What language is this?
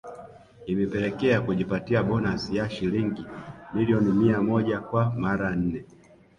Swahili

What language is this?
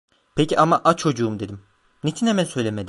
Turkish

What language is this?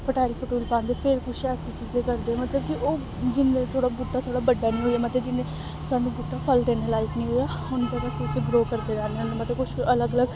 Dogri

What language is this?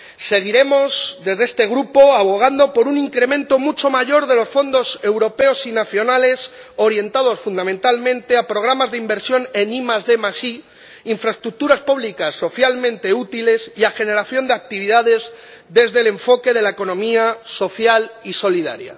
Spanish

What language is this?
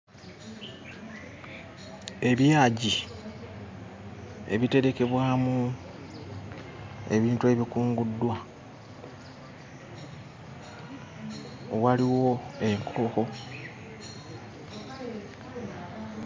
Ganda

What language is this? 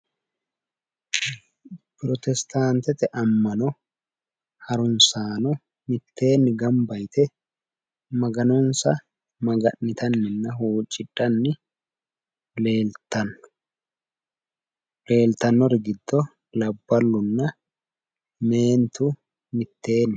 Sidamo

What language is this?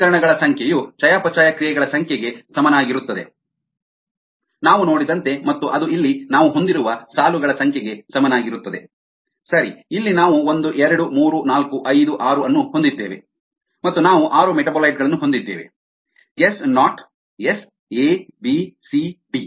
Kannada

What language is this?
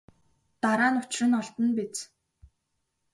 Mongolian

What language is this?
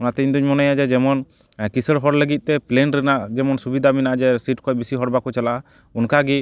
Santali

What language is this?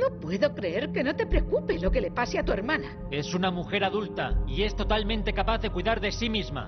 Spanish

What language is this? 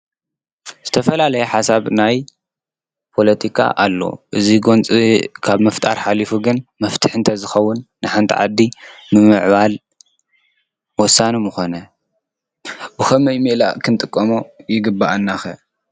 Tigrinya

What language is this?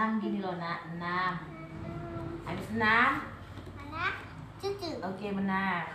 Indonesian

